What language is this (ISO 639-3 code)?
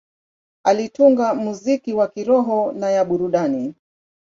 swa